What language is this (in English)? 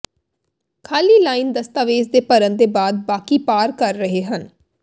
Punjabi